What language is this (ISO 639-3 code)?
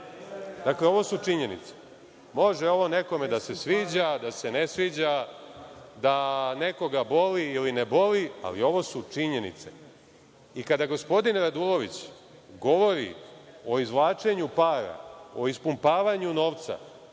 srp